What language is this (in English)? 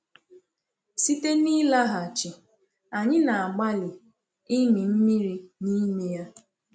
Igbo